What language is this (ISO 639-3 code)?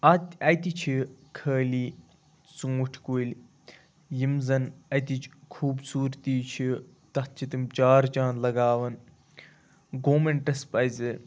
kas